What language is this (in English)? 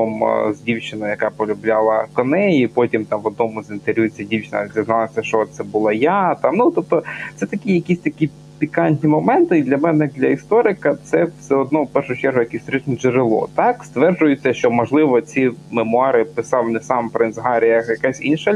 Ukrainian